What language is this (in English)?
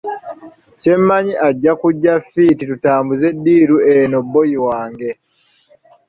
Ganda